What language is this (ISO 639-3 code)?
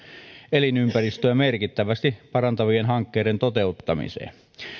fin